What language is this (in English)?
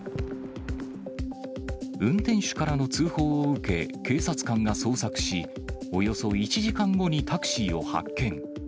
Japanese